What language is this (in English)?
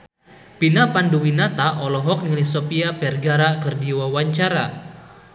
Sundanese